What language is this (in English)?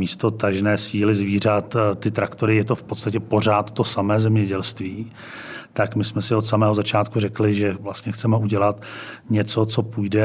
Czech